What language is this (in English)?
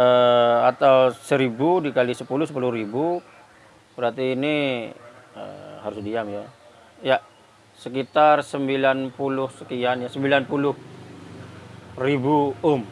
Indonesian